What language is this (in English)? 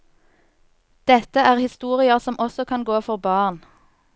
Norwegian